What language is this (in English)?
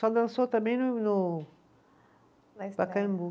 Portuguese